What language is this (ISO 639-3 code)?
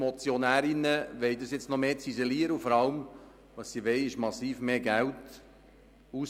gsw